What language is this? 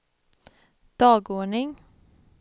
Swedish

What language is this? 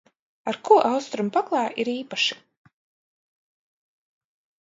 Latvian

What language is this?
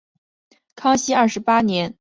Chinese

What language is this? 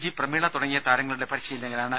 Malayalam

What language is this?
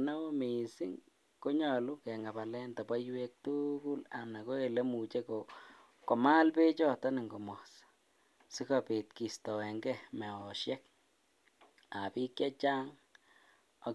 Kalenjin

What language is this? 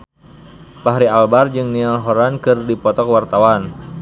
Sundanese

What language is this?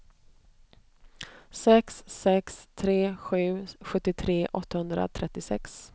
Swedish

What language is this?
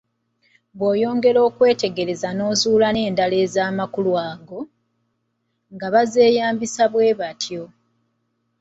Ganda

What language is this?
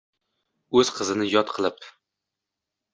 Uzbek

